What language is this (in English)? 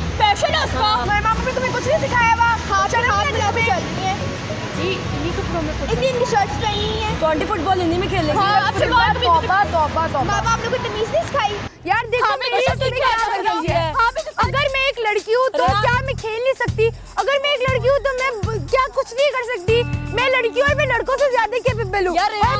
Urdu